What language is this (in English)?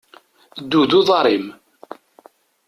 Kabyle